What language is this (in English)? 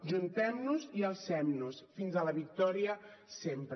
Catalan